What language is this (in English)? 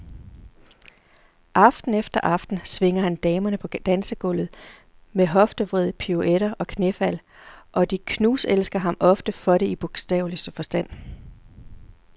Danish